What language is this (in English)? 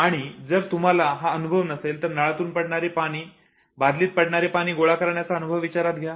Marathi